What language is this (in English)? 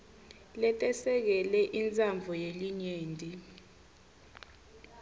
Swati